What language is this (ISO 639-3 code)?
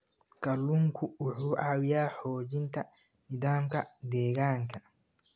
som